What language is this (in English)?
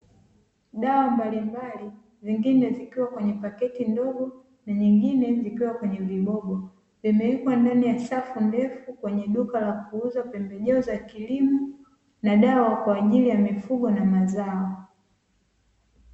Swahili